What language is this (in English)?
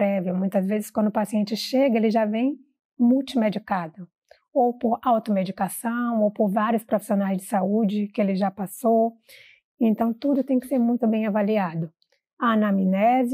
Portuguese